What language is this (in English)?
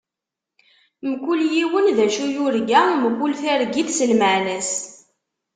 Kabyle